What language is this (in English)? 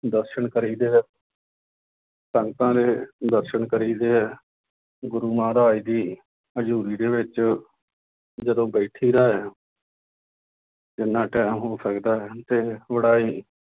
Punjabi